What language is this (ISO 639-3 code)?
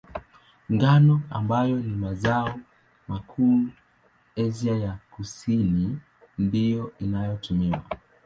swa